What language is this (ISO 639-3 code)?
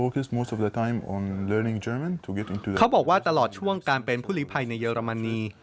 tha